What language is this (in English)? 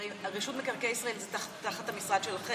Hebrew